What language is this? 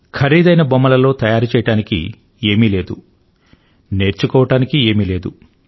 Telugu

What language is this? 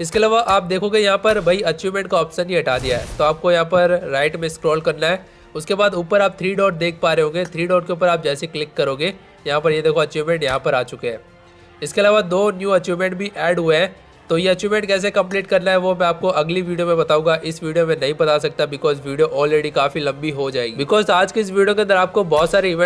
Hindi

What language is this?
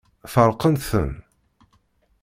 Kabyle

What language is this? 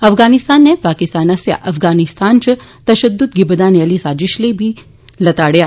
Dogri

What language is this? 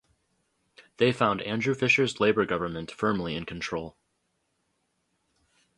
English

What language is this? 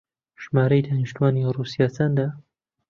Central Kurdish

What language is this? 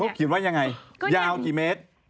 Thai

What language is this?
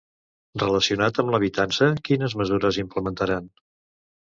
Catalan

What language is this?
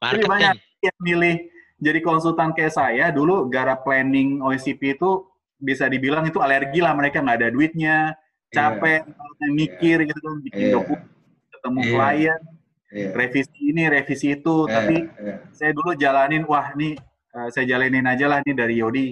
Indonesian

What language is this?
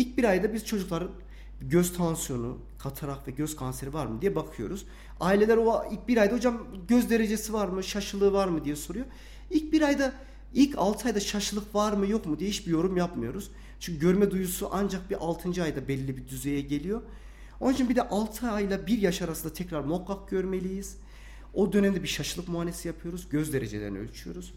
Turkish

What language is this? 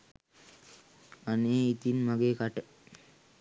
Sinhala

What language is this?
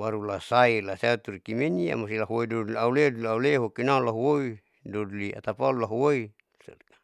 Saleman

